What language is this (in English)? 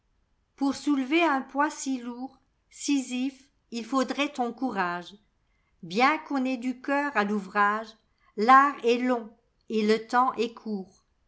French